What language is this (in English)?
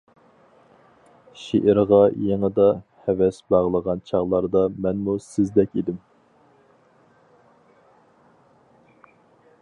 Uyghur